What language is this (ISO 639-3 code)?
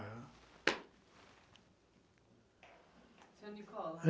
por